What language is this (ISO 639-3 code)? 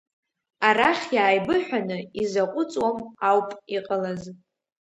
abk